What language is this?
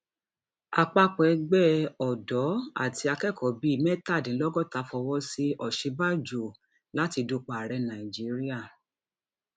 Yoruba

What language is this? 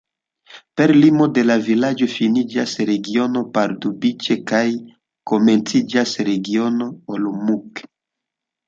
Esperanto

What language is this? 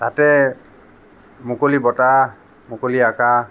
Assamese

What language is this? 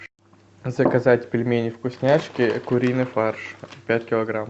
Russian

